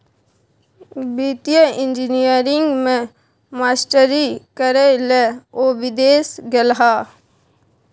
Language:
Maithili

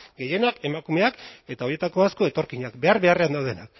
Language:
Basque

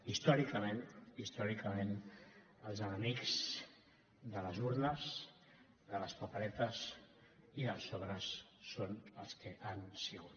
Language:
Catalan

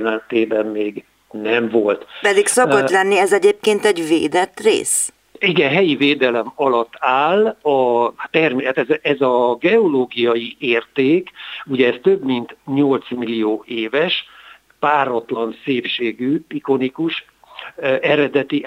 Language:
Hungarian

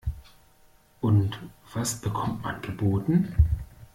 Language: German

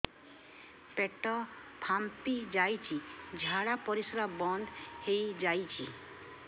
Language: Odia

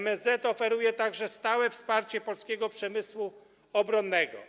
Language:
Polish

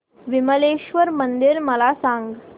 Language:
Marathi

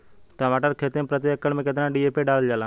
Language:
Bhojpuri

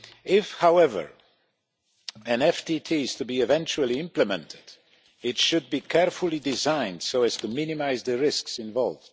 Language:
English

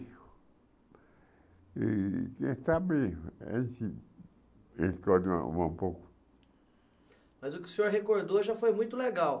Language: Portuguese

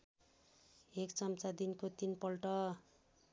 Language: Nepali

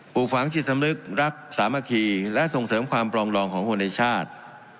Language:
Thai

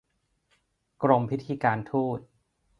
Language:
Thai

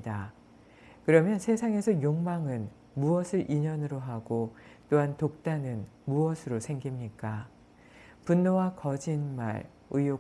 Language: Korean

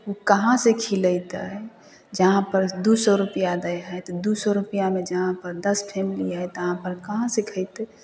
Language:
Maithili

